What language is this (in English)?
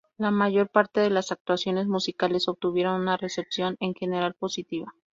Spanish